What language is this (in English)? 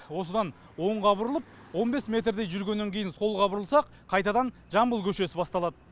Kazakh